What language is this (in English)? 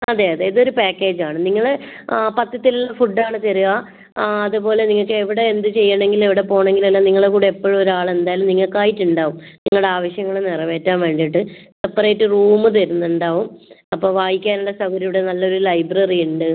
Malayalam